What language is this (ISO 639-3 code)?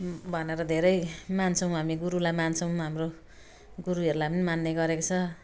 nep